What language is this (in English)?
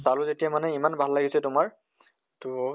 Assamese